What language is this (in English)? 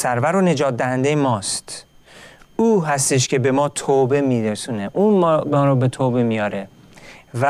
Persian